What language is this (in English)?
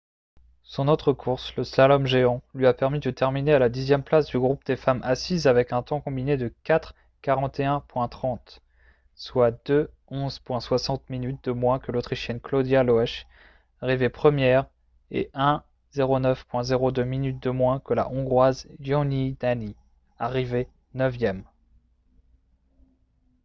French